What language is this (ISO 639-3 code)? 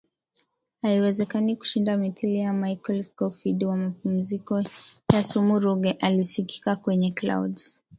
swa